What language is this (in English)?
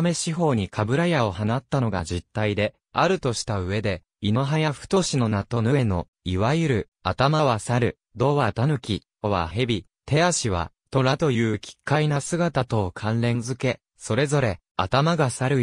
Japanese